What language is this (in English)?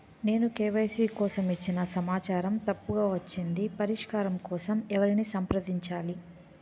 Telugu